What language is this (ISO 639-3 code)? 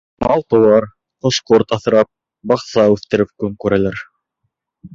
bak